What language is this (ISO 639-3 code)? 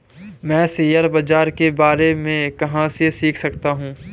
hin